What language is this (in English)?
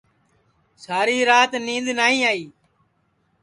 Sansi